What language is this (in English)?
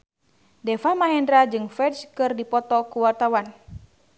Sundanese